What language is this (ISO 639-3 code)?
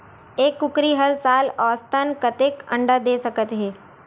hne